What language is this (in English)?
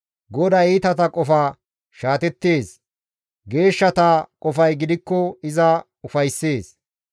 Gamo